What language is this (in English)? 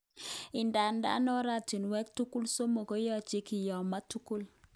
Kalenjin